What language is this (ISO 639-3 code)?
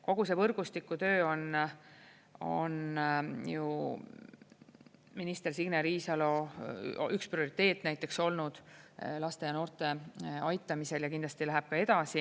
est